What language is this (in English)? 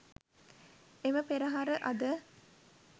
Sinhala